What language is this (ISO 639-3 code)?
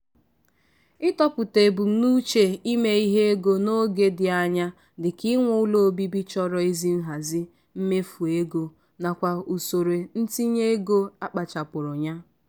ibo